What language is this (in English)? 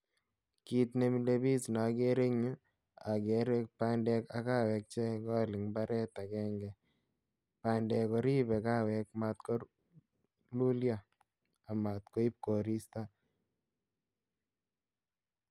Kalenjin